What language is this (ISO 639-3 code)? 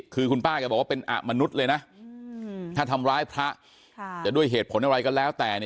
tha